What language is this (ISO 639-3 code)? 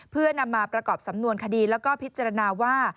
tha